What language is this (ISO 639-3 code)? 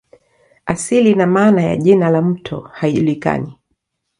swa